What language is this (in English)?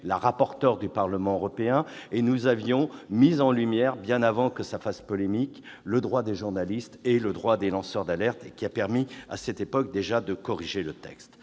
French